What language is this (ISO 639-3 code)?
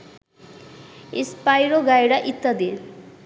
ben